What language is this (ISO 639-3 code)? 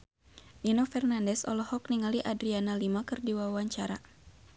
sun